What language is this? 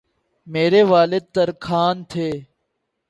Urdu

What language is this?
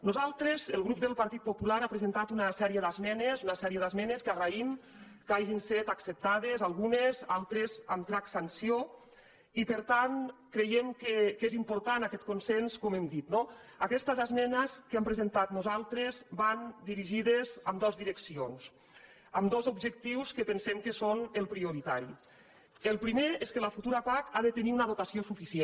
Catalan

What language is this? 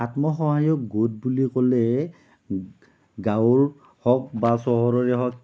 Assamese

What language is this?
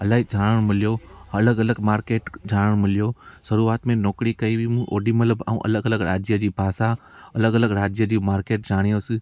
Sindhi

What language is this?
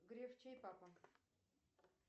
Russian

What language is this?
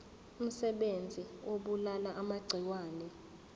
Zulu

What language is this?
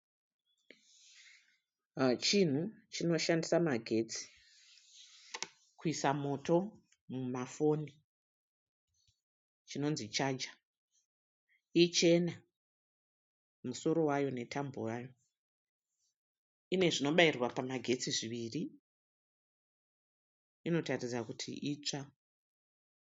Shona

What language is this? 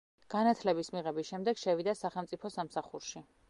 Georgian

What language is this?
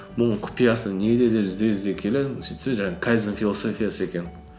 Kazakh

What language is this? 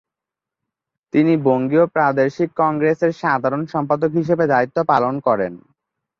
Bangla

